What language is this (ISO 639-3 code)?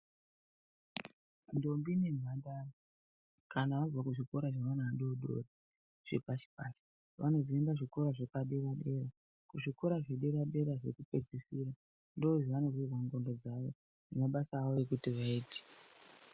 ndc